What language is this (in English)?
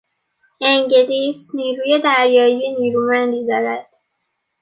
Persian